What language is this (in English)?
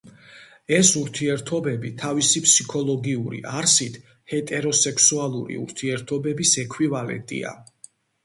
Georgian